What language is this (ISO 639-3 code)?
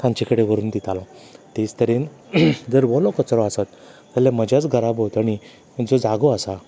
kok